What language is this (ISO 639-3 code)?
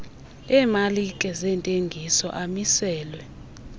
xho